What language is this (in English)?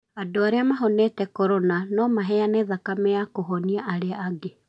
Kikuyu